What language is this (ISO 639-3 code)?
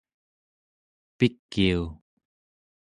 esu